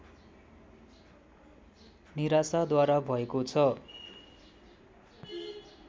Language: Nepali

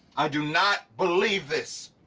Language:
English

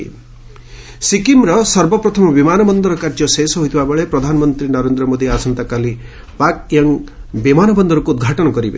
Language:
Odia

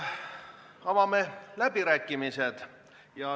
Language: Estonian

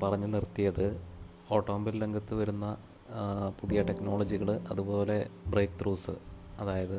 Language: Malayalam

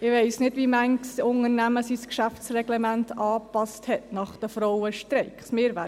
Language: Swiss German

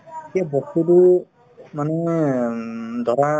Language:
Assamese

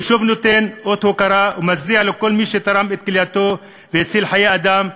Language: Hebrew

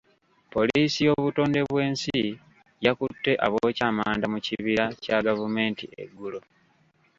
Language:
Ganda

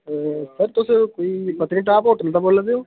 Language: Dogri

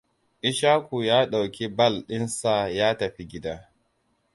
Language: Hausa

